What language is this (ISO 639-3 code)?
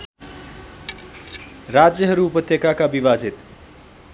nep